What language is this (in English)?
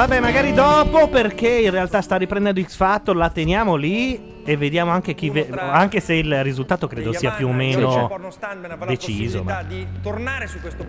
Italian